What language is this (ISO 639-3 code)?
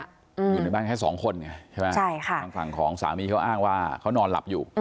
tha